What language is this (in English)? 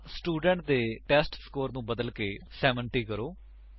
Punjabi